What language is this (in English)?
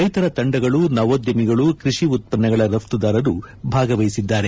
Kannada